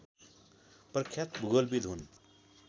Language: Nepali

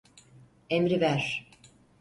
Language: Turkish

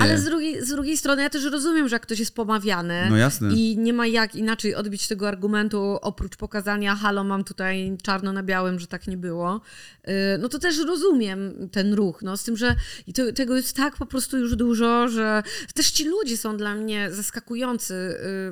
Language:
Polish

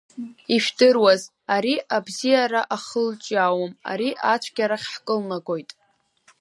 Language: Abkhazian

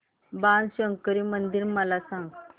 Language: Marathi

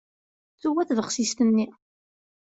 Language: Kabyle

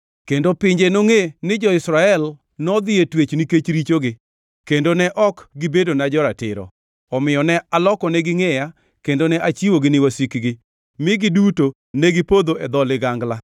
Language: Luo (Kenya and Tanzania)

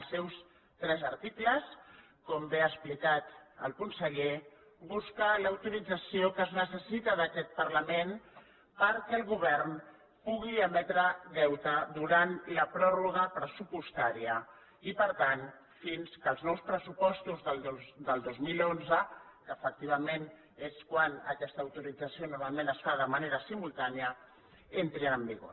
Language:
Catalan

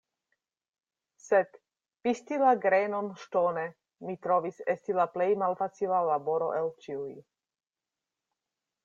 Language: Esperanto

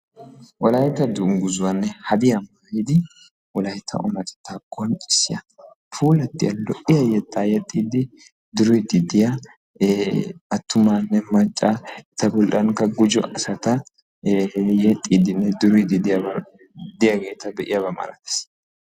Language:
Wolaytta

